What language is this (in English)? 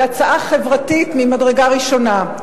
Hebrew